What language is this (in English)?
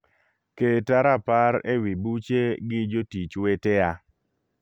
Luo (Kenya and Tanzania)